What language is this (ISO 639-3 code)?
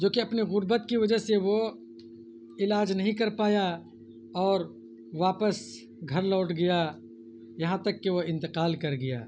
urd